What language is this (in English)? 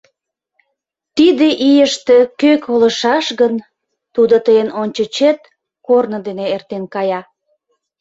Mari